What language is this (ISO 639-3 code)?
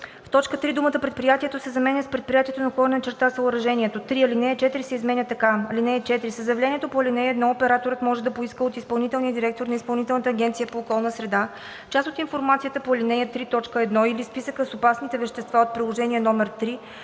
bul